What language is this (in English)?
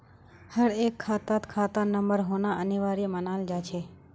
Magahi